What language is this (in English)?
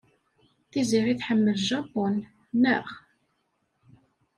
Kabyle